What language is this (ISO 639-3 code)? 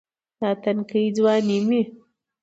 pus